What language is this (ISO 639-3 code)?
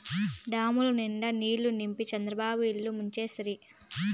tel